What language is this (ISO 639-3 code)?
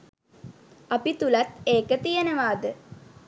sin